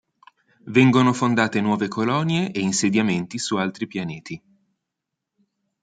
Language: Italian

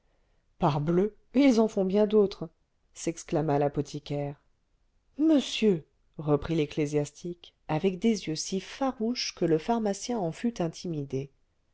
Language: French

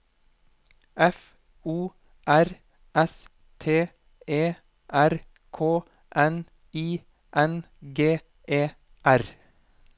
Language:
Norwegian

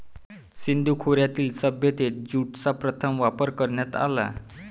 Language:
Marathi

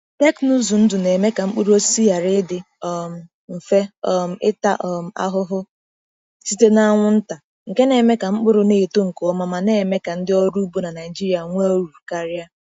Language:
Igbo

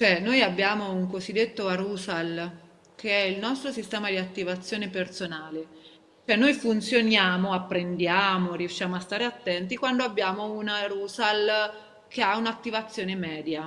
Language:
Italian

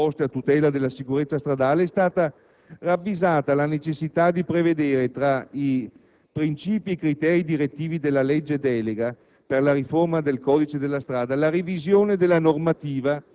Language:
Italian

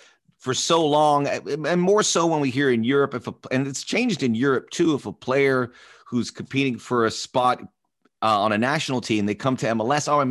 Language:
English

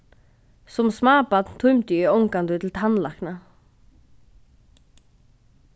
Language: Faroese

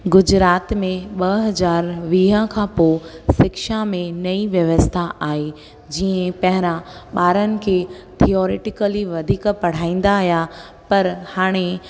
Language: Sindhi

